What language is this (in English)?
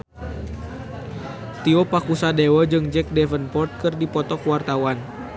Sundanese